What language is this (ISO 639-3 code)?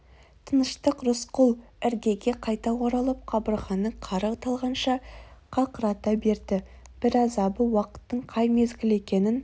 kaz